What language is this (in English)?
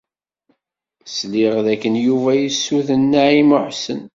Kabyle